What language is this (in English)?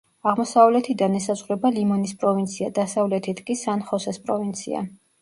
Georgian